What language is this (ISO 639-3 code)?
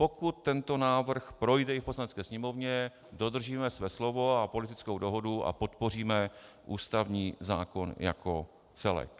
ces